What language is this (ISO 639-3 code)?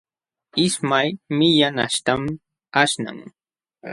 qxw